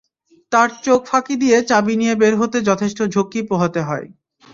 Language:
Bangla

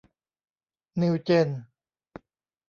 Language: Thai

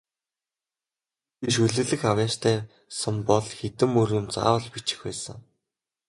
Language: Mongolian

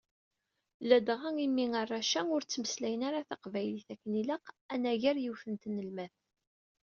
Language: Kabyle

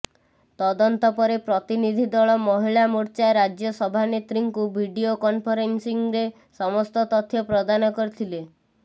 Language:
Odia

